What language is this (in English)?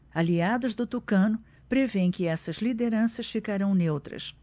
Portuguese